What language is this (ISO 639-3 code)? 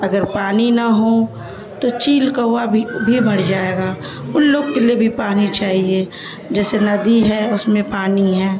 urd